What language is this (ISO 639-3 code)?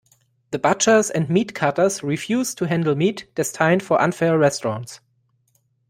eng